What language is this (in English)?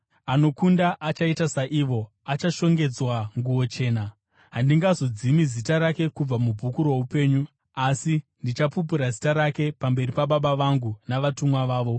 Shona